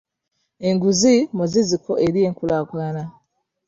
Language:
Ganda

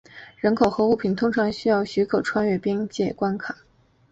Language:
Chinese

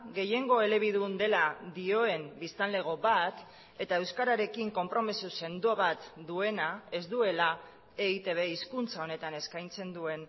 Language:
Basque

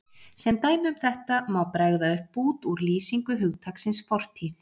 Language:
Icelandic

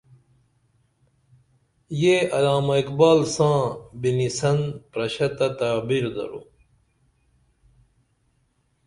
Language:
Dameli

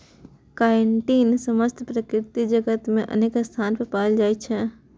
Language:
Maithili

